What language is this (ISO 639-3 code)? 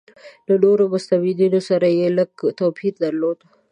pus